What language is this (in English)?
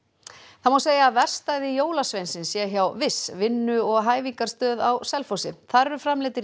Icelandic